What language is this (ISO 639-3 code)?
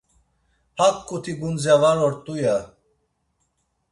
lzz